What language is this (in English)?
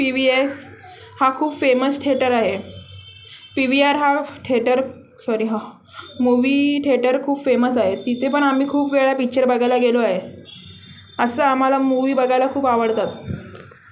Marathi